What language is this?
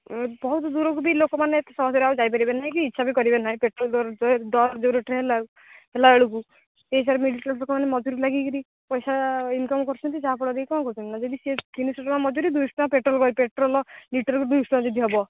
Odia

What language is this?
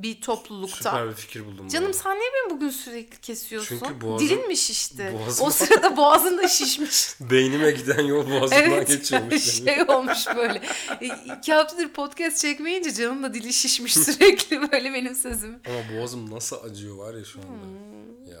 Turkish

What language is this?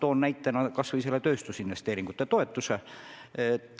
Estonian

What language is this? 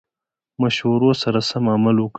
Pashto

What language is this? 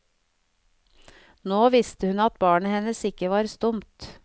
Norwegian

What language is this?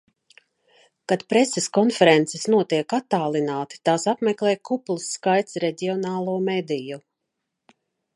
Latvian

